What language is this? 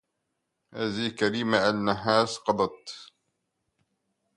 Arabic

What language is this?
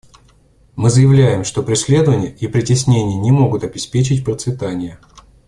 Russian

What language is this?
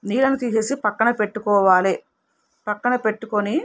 Telugu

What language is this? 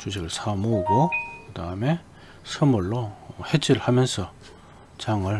Korean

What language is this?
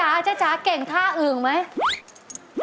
Thai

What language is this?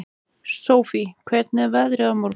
Icelandic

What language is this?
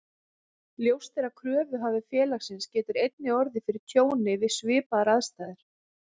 Icelandic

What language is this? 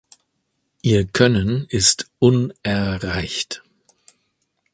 German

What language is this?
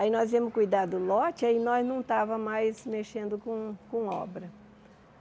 Portuguese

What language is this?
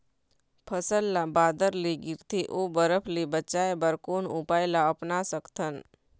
Chhattisgarhi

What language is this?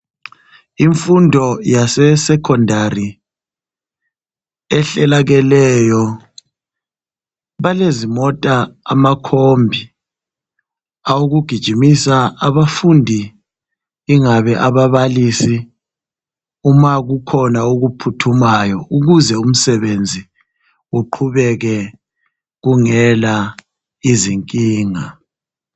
North Ndebele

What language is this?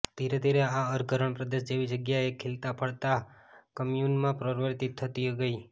Gujarati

